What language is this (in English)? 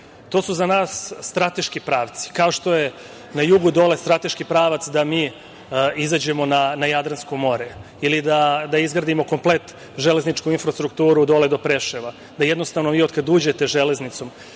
Serbian